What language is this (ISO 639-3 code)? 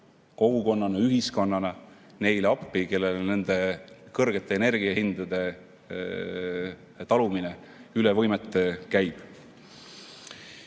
est